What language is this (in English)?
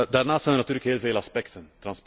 Dutch